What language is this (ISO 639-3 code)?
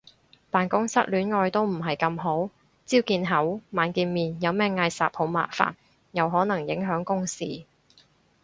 yue